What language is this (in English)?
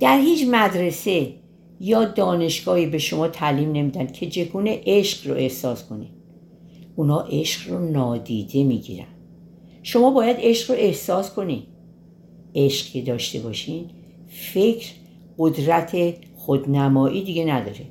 Persian